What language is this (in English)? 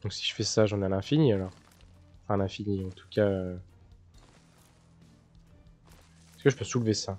French